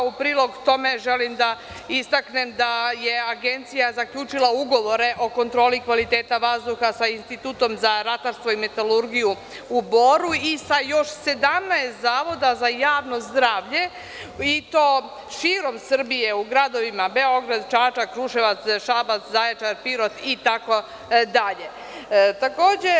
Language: Serbian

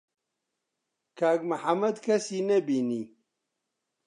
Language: Central Kurdish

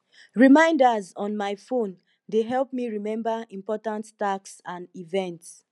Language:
Nigerian Pidgin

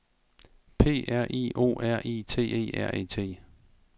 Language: Danish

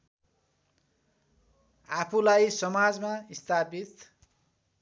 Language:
Nepali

